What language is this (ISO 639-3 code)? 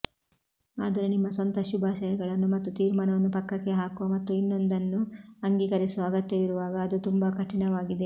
kan